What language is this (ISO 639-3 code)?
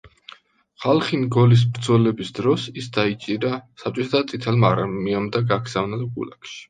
kat